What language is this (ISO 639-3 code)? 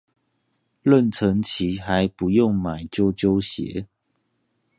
zho